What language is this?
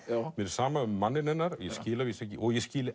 Icelandic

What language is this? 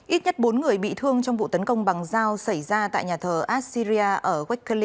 Vietnamese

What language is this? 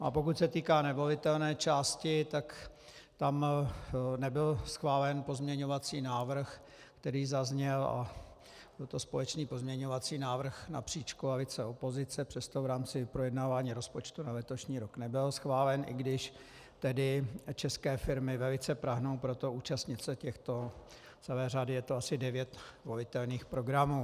Czech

